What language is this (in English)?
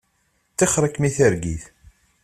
Kabyle